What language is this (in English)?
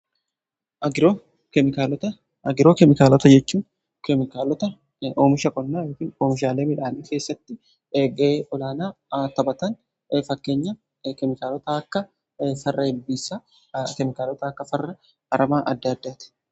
Oromo